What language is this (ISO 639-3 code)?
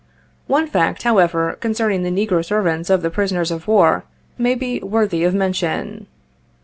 eng